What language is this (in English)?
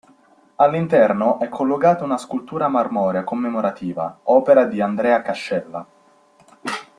Italian